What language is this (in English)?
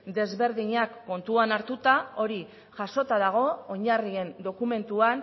Basque